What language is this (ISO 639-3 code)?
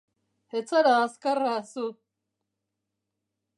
eus